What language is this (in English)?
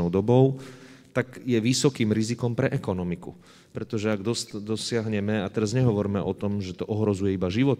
Slovak